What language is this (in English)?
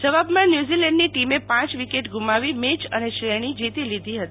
Gujarati